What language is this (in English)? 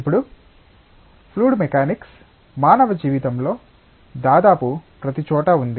Telugu